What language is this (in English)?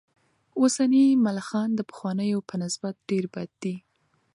Pashto